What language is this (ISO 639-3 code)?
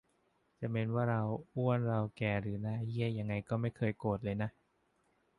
tha